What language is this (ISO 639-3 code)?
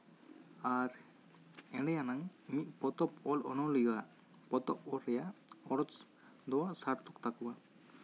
sat